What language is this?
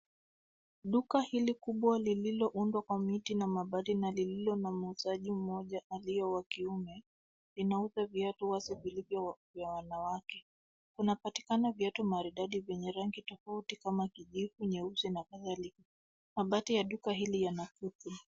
Swahili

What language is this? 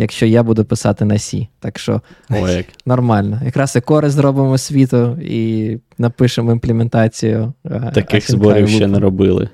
Ukrainian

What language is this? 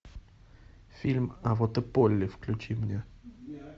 Russian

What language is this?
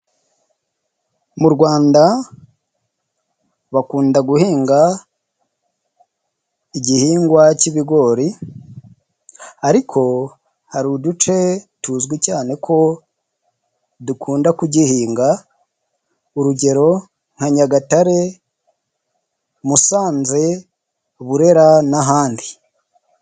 Kinyarwanda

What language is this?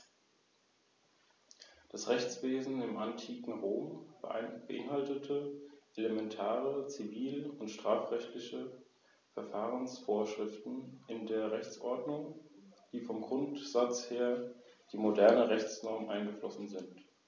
German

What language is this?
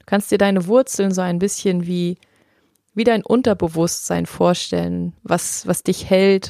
German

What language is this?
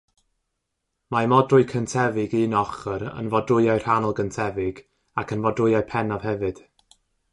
Welsh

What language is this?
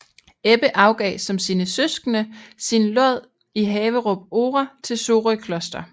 Danish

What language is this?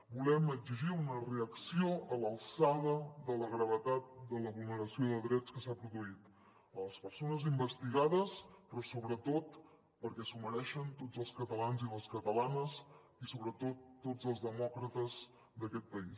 Catalan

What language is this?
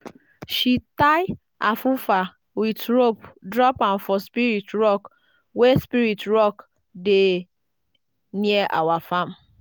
Nigerian Pidgin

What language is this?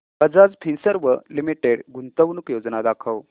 Marathi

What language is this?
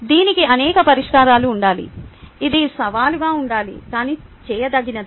Telugu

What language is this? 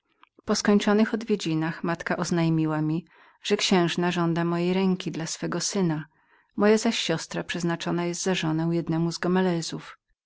Polish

